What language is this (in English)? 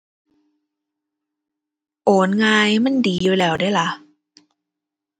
Thai